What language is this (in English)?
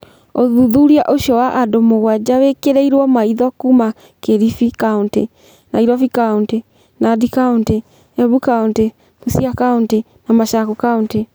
Kikuyu